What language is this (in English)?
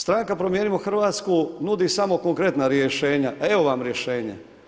Croatian